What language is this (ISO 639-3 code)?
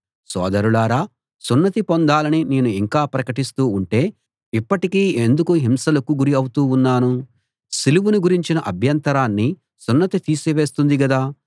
tel